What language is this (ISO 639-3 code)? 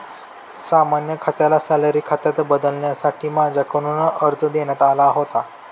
mar